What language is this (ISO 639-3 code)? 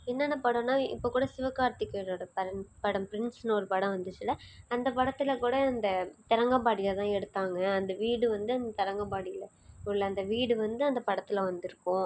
tam